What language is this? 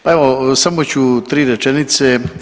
Croatian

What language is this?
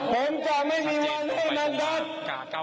Thai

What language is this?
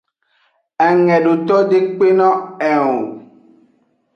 Aja (Benin)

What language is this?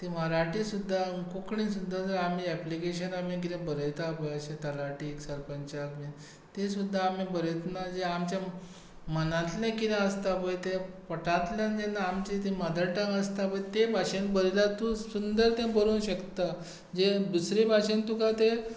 Konkani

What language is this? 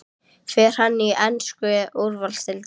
Icelandic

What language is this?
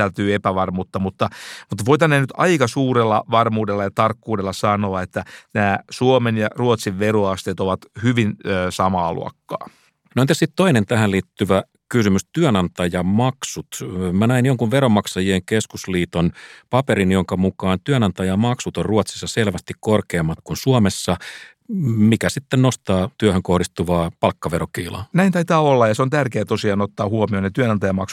Finnish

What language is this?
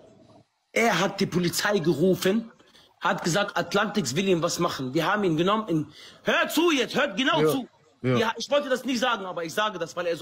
German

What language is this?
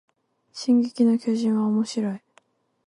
Japanese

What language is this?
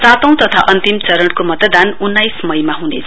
Nepali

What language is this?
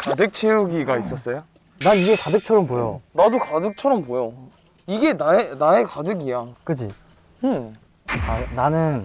Korean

